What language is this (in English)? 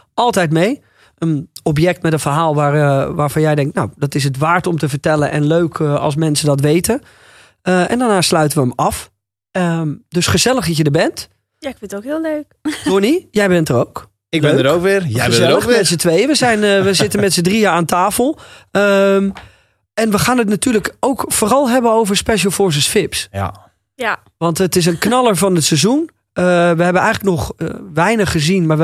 Dutch